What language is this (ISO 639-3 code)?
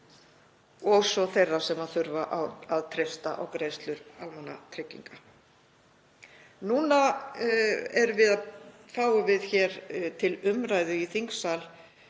isl